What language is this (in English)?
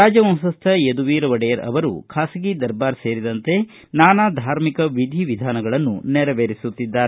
Kannada